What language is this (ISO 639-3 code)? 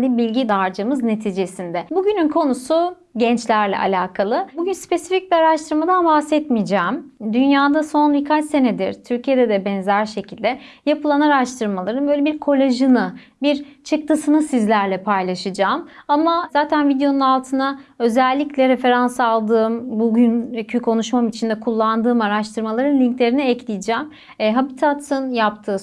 tur